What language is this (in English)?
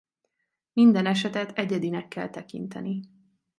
Hungarian